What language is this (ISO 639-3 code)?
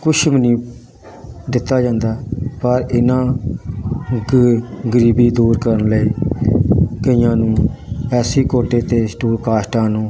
pan